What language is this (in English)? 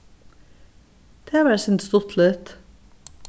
Faroese